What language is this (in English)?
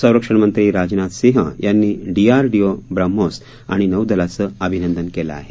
Marathi